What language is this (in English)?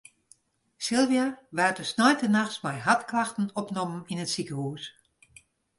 Western Frisian